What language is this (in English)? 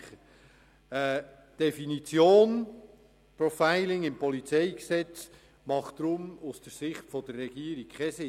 Swiss German